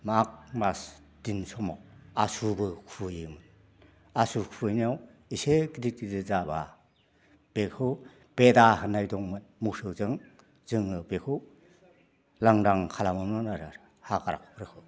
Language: Bodo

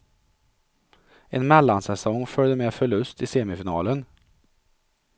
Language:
Swedish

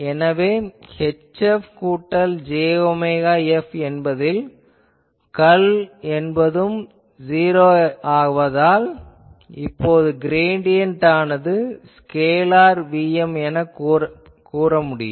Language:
Tamil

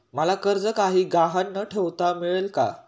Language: Marathi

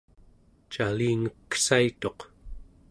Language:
Central Yupik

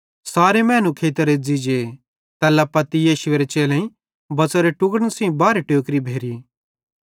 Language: Bhadrawahi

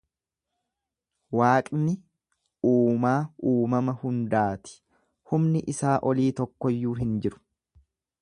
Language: Oromo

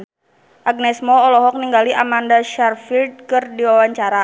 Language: Sundanese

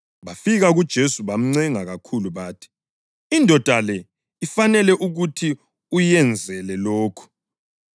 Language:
North Ndebele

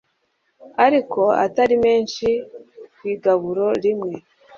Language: Kinyarwanda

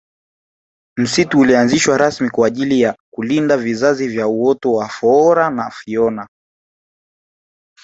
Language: Swahili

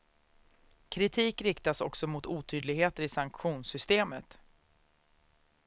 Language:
Swedish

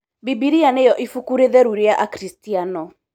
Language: Kikuyu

